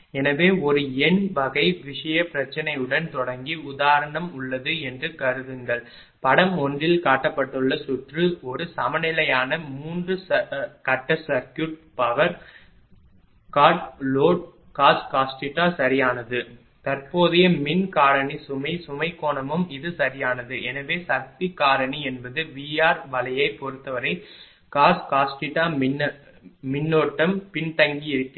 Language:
Tamil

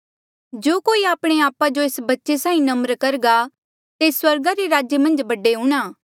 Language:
Mandeali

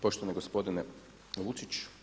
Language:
Croatian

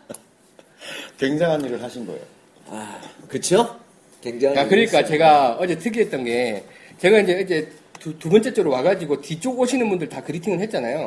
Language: Korean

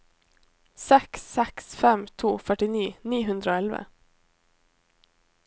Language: Norwegian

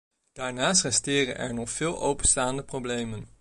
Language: Dutch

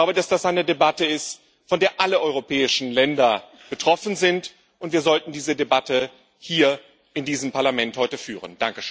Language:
German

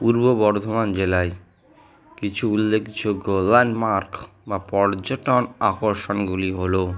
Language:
Bangla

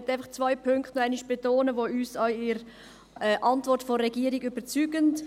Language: Swiss German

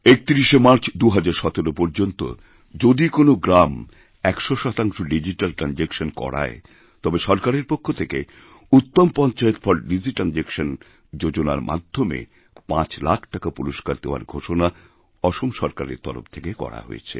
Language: Bangla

